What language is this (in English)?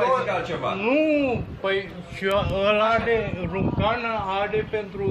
Romanian